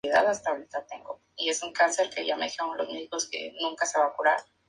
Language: Spanish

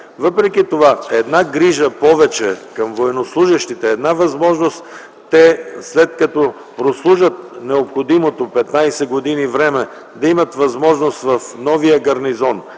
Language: Bulgarian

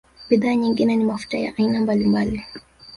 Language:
Swahili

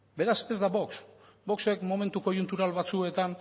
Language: Basque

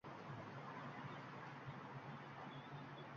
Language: Uzbek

